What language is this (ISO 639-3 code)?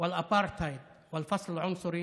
heb